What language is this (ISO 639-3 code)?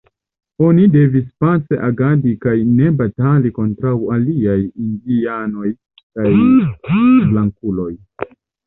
epo